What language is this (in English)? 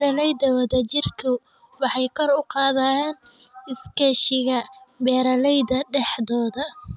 Somali